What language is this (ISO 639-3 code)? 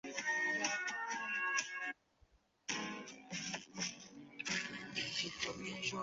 zho